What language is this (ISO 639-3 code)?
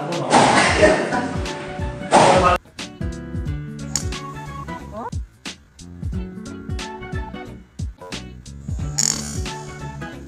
kor